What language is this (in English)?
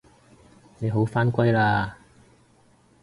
Cantonese